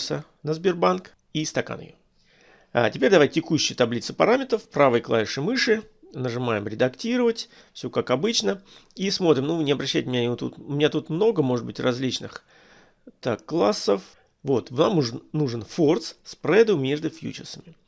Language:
Russian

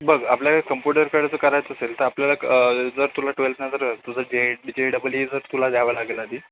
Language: Marathi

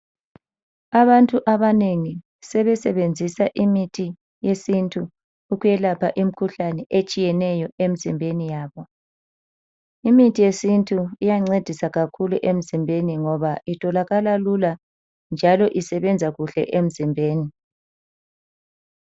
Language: North Ndebele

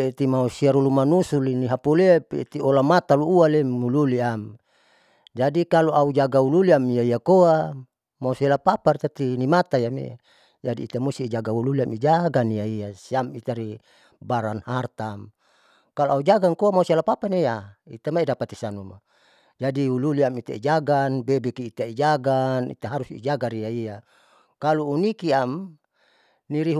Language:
Saleman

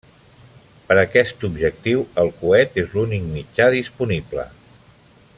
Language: Catalan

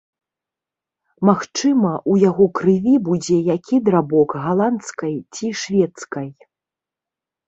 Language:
Belarusian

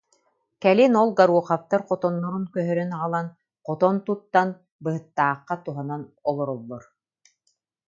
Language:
Yakut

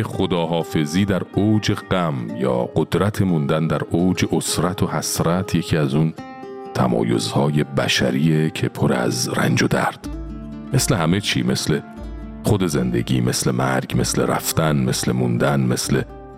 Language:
Persian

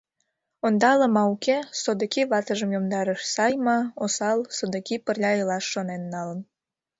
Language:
Mari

